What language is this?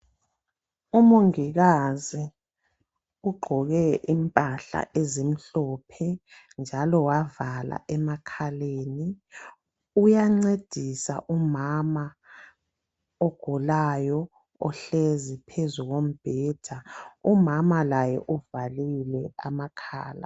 North Ndebele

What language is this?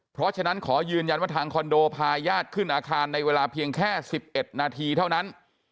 Thai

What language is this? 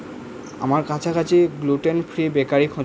Bangla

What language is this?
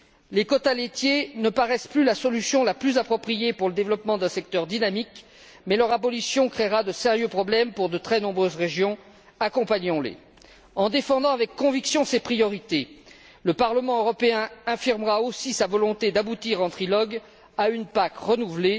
French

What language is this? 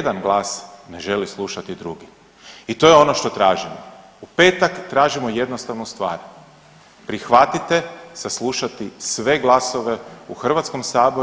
Croatian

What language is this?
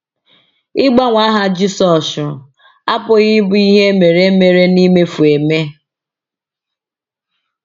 Igbo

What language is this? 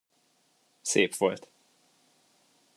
Hungarian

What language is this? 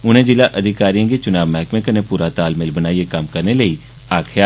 Dogri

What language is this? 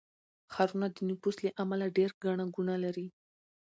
Pashto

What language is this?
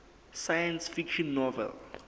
Southern Sotho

